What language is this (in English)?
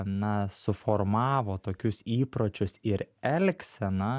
Lithuanian